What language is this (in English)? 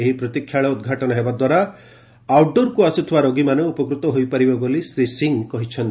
Odia